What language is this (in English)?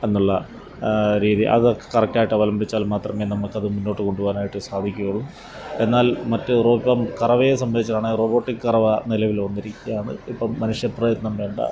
Malayalam